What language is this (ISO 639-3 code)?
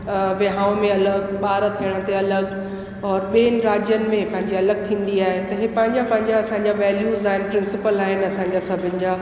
snd